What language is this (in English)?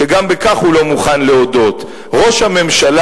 Hebrew